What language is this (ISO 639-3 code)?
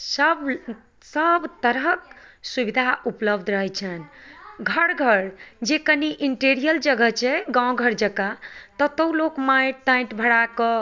mai